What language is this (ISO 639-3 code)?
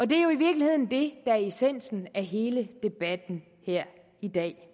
dan